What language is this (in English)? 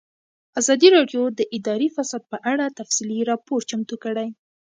Pashto